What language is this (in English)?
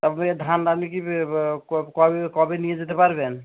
Bangla